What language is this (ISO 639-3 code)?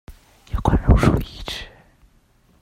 zho